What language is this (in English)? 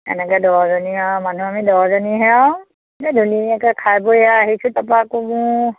Assamese